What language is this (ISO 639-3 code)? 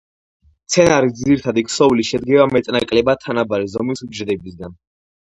kat